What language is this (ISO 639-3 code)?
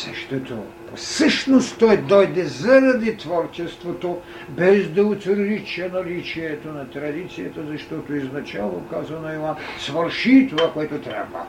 bul